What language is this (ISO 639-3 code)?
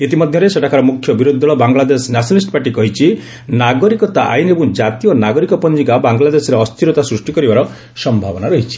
ori